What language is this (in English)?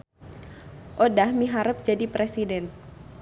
Sundanese